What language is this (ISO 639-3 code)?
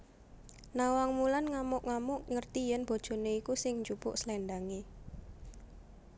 jav